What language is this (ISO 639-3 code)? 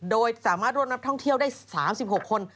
tha